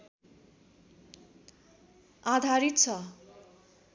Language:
Nepali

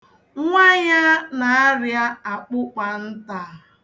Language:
Igbo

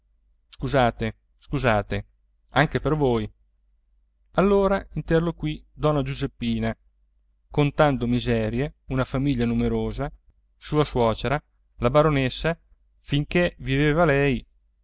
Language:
Italian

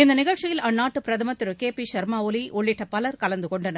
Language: Tamil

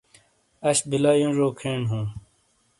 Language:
Shina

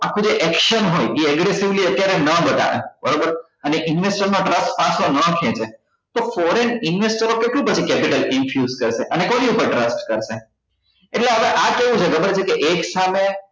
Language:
Gujarati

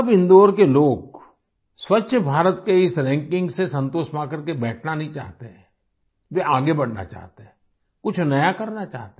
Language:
Hindi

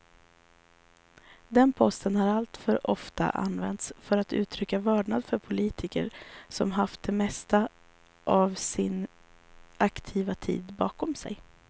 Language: Swedish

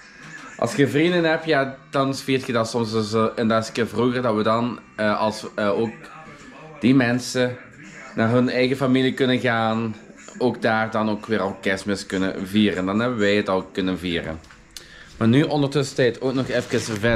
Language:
Dutch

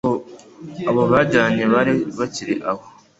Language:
Kinyarwanda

